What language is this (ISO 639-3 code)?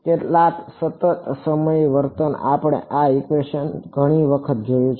guj